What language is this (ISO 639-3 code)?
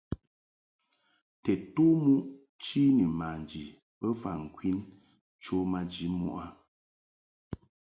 mhk